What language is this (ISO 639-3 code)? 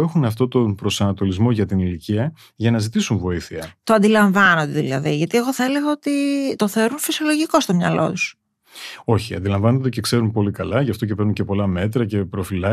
ell